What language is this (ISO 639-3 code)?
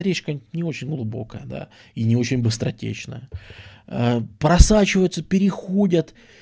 rus